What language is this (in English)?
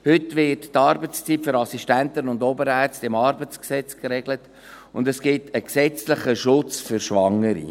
Swiss German